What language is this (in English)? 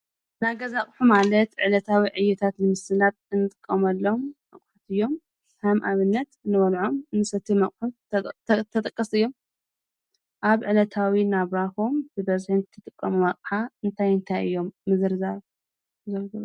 Tigrinya